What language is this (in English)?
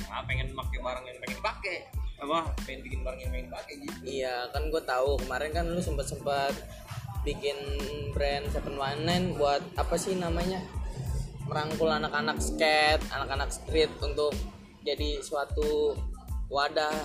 Indonesian